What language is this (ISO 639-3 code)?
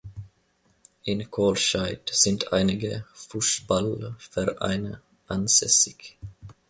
deu